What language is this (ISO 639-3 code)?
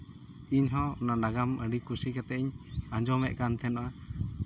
sat